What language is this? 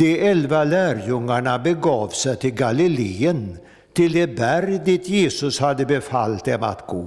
Swedish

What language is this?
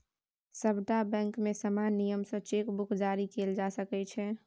Maithili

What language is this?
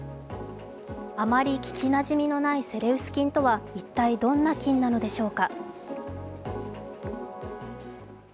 Japanese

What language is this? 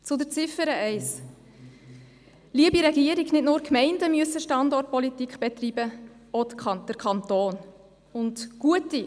Swiss German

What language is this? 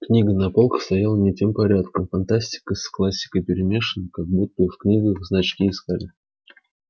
Russian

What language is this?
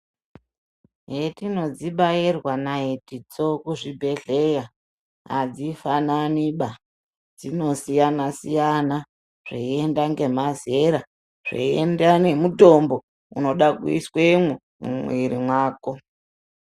Ndau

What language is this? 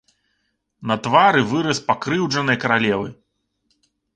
Belarusian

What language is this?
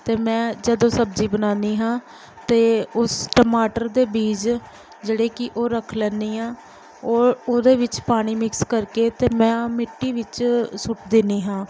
Punjabi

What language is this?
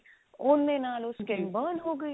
Punjabi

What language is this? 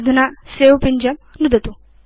Sanskrit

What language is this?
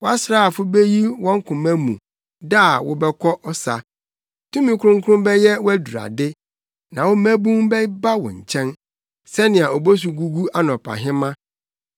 Akan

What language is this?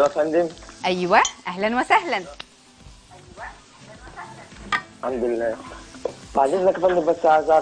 Arabic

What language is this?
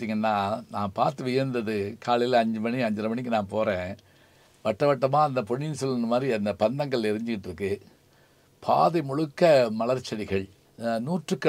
Tamil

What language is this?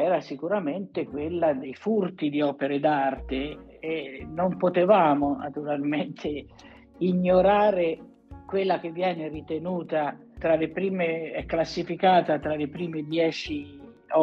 Italian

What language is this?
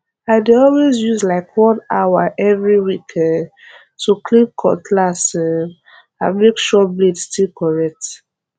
Nigerian Pidgin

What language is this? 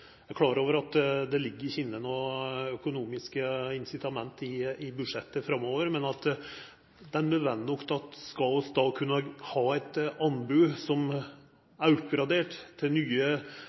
Norwegian Nynorsk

